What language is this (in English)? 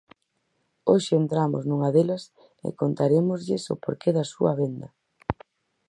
Galician